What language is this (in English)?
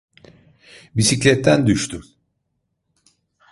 Turkish